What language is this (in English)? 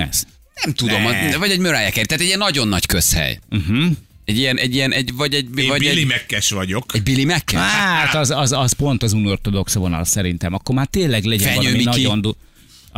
Hungarian